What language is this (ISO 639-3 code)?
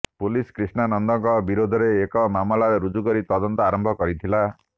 ori